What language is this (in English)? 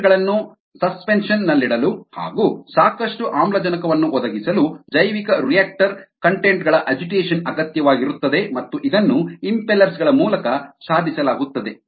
Kannada